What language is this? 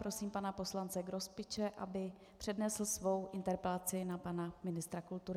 Czech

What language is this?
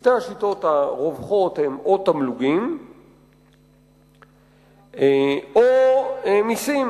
Hebrew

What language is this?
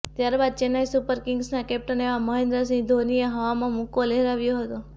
Gujarati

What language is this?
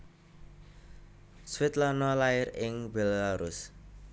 Javanese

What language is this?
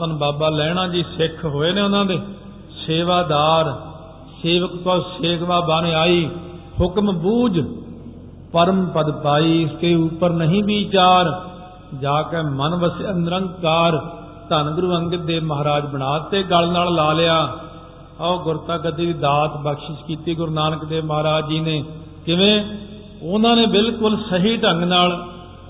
Punjabi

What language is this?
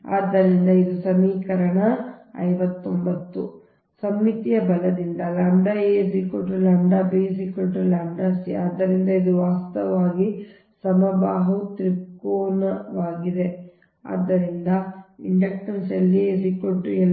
Kannada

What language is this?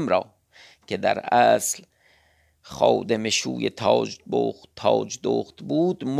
Persian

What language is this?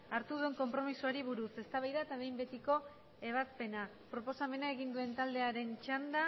Basque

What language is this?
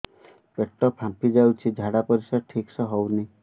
Odia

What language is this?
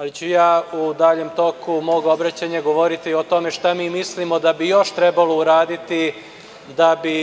Serbian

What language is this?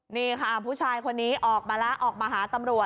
Thai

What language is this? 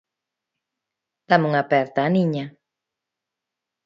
Galician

